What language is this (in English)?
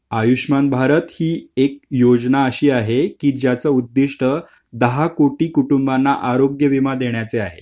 Marathi